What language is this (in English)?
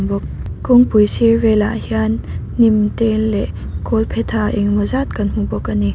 Mizo